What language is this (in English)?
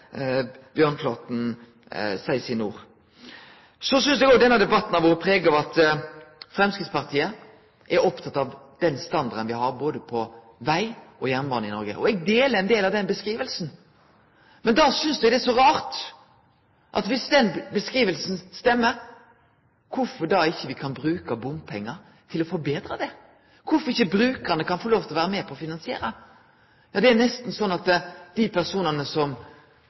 Norwegian Nynorsk